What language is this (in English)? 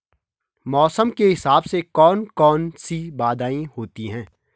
Hindi